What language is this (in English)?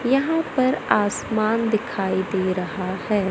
Hindi